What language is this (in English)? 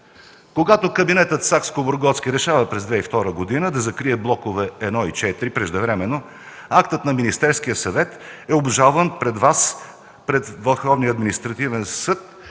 Bulgarian